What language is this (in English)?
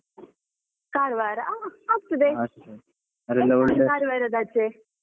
Kannada